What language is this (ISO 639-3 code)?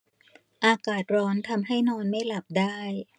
tha